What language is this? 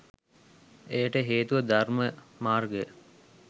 Sinhala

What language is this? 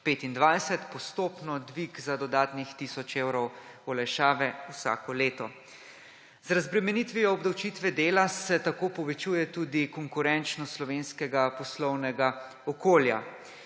Slovenian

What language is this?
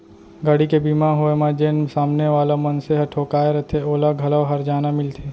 Chhattisgarhi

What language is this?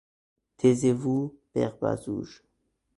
French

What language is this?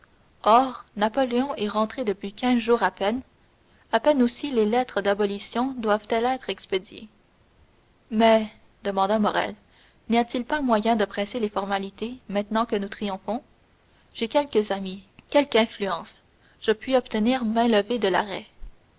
French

